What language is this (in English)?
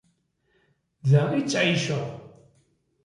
Kabyle